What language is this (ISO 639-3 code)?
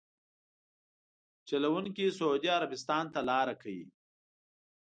pus